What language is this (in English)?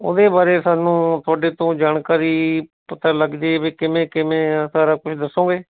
Punjabi